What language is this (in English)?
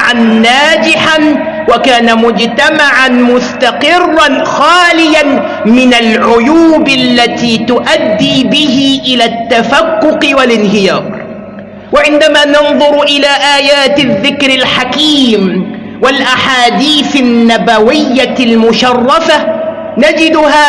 Arabic